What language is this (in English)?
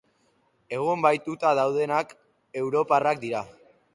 Basque